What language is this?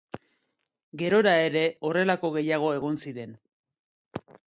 Basque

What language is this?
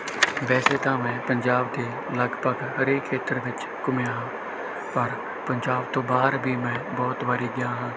Punjabi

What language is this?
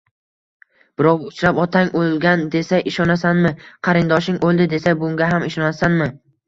Uzbek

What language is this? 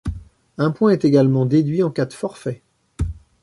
French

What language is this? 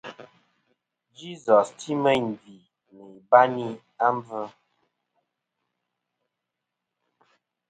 Kom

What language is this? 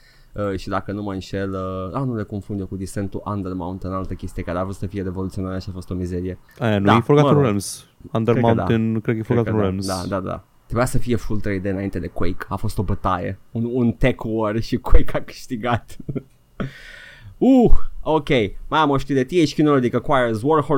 Romanian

